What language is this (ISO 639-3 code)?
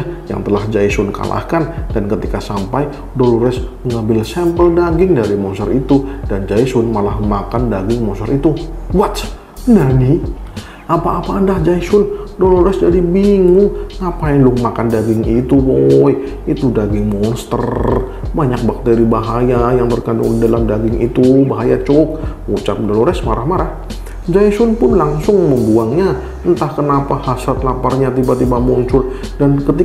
ind